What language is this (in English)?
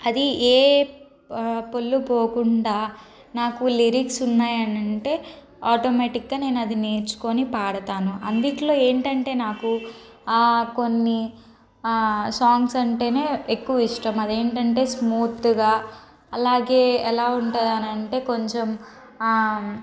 Telugu